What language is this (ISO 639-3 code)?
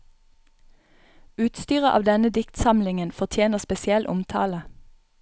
nor